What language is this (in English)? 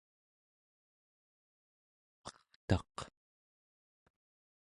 Central Yupik